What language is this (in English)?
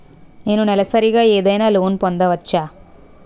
Telugu